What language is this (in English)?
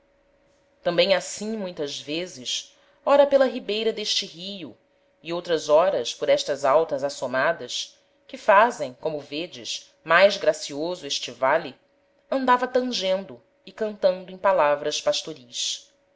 Portuguese